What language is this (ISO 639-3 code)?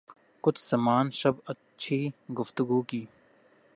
urd